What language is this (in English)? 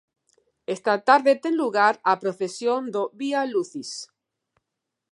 Galician